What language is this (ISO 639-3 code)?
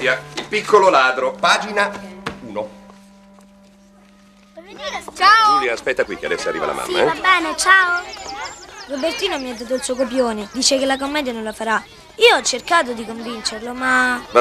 ita